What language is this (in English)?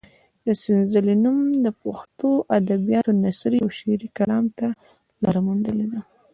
Pashto